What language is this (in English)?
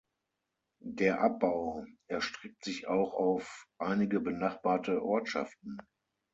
German